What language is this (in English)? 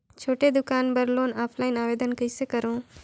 Chhattisgarhi